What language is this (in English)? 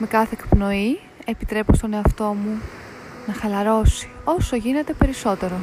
Greek